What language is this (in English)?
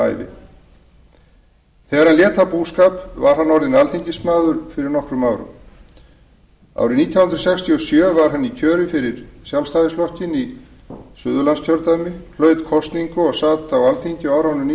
Icelandic